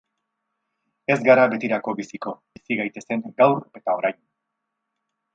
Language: Basque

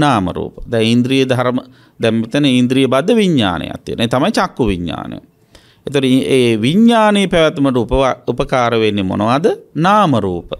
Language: Indonesian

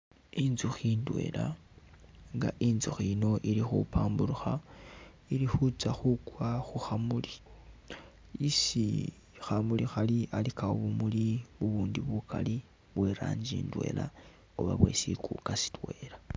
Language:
Masaaba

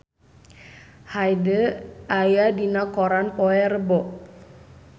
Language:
Sundanese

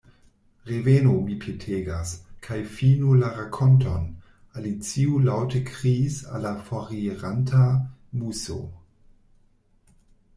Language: Esperanto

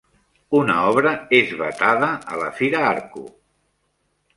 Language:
Catalan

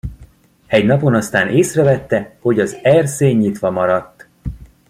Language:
Hungarian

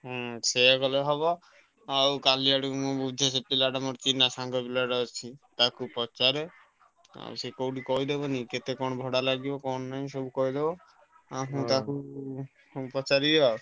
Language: Odia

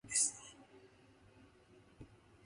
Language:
English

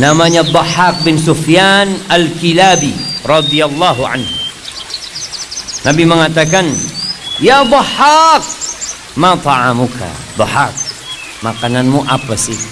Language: Indonesian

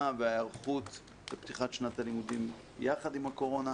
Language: Hebrew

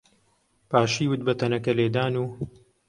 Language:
Central Kurdish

